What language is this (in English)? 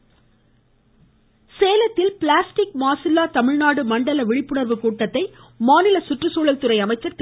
Tamil